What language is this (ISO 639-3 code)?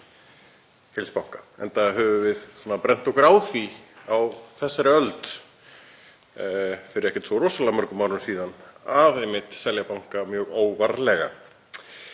isl